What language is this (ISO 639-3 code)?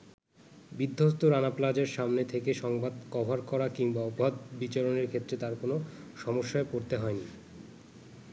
ben